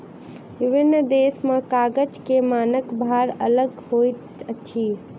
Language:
Maithili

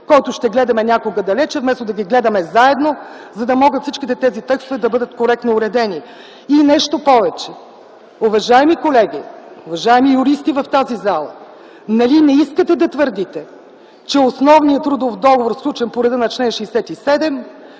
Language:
Bulgarian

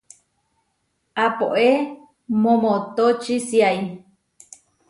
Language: Huarijio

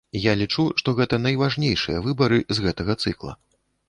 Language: Belarusian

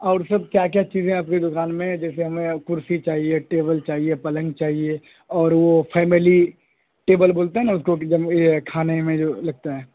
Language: Urdu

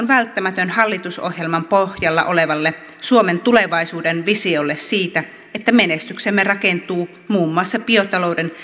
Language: Finnish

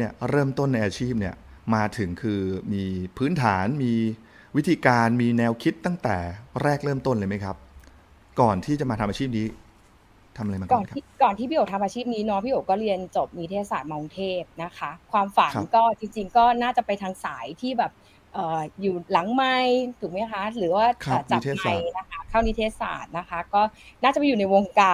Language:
Thai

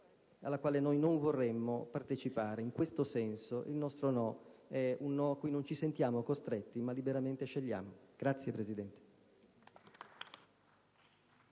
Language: Italian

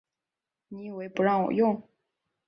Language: Chinese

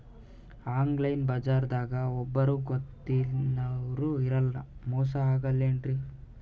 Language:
Kannada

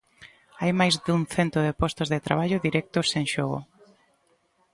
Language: Galician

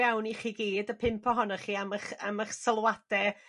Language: Welsh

